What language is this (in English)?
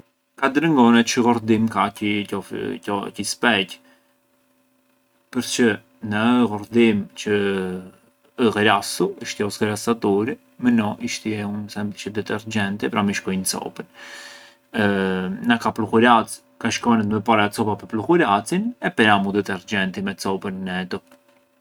Arbëreshë Albanian